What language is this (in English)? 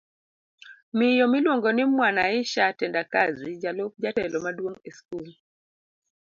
Luo (Kenya and Tanzania)